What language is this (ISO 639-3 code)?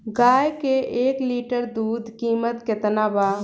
bho